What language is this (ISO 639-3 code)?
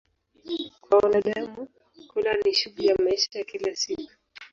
swa